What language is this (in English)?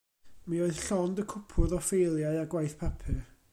Welsh